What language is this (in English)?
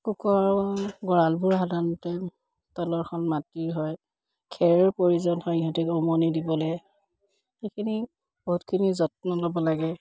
Assamese